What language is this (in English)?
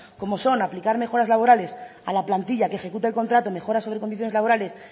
Spanish